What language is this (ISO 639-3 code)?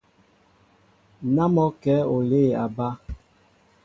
mbo